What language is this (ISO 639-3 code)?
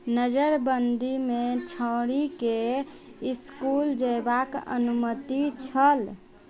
mai